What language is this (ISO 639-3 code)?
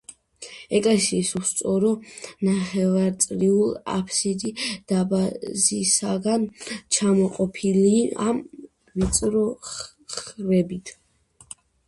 kat